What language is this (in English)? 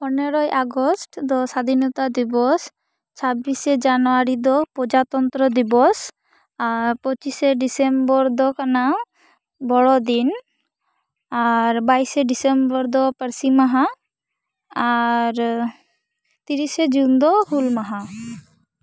Santali